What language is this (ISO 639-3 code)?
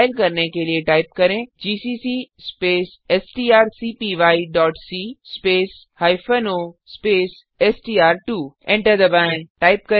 hin